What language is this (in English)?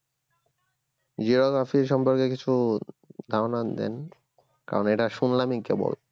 Bangla